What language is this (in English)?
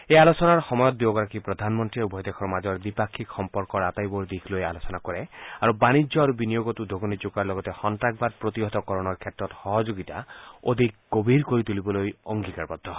Assamese